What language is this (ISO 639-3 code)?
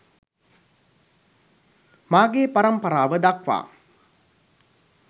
sin